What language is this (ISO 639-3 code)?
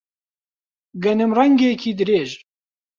ckb